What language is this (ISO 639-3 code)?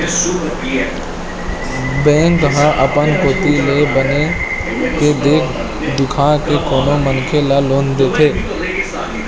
hne